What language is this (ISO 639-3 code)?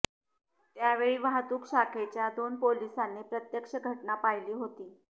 mar